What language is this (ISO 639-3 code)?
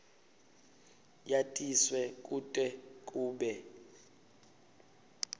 ssw